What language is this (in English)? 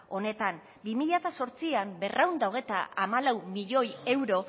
Basque